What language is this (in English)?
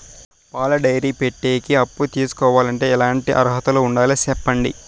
Telugu